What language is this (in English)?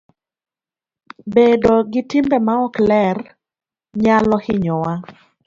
Luo (Kenya and Tanzania)